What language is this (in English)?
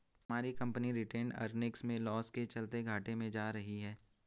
Hindi